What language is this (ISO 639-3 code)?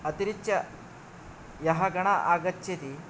san